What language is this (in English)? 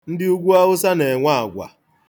Igbo